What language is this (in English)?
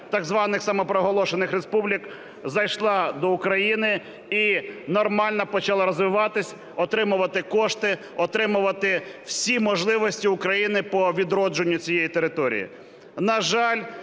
Ukrainian